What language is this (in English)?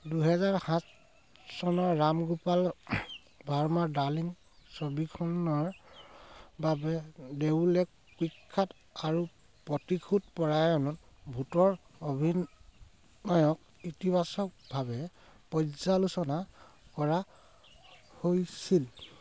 Assamese